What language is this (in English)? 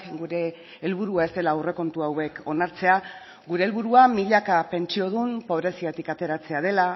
Basque